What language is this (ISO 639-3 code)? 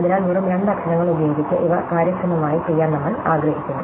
mal